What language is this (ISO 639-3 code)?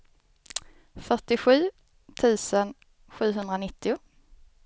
swe